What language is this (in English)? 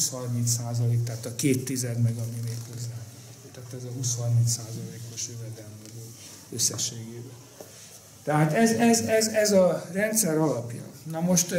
Hungarian